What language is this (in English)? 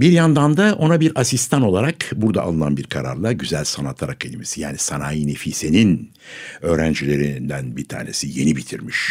Turkish